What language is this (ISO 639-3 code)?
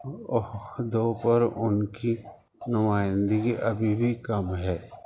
urd